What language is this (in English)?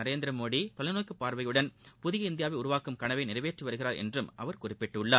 Tamil